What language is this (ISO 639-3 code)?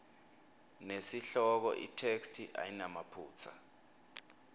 ssw